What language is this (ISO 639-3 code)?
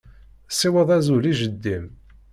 kab